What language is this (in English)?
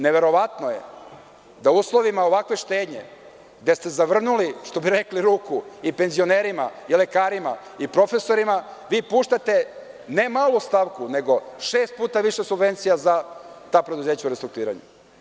Serbian